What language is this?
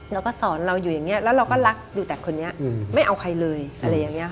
Thai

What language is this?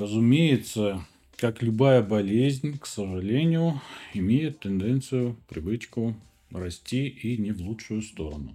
Russian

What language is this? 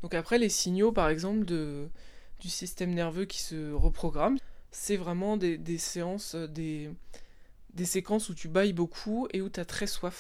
French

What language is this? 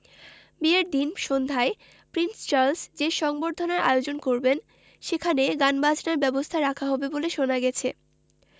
Bangla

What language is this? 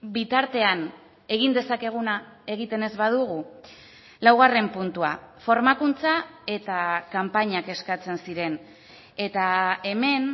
Basque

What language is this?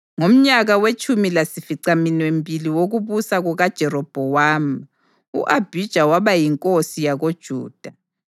North Ndebele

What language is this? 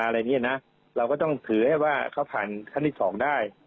Thai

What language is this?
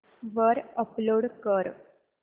Marathi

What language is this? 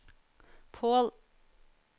Norwegian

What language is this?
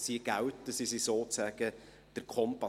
Swiss German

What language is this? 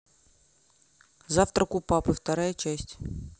Russian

